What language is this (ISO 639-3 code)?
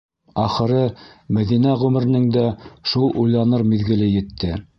bak